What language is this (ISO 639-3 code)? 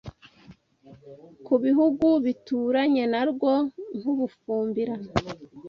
kin